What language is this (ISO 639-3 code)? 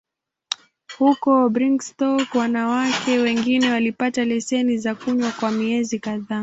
swa